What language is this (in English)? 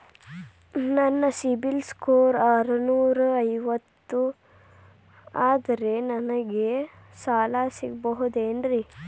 Kannada